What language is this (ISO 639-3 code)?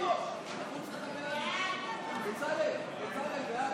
heb